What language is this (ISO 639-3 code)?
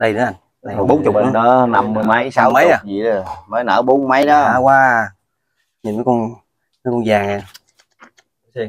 vie